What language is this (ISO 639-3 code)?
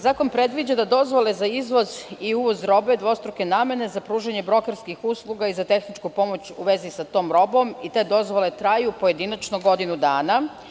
srp